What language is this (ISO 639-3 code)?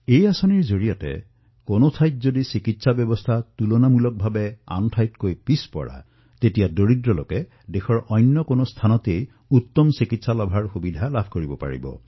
asm